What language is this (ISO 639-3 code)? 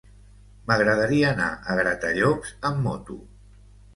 cat